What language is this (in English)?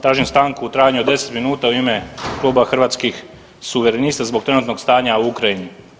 Croatian